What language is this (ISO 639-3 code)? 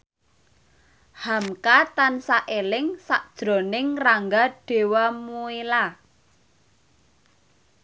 jav